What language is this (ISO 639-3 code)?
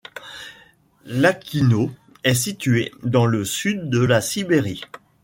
fra